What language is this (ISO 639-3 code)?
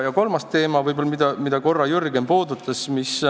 est